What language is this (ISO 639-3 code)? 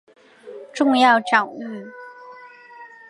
zho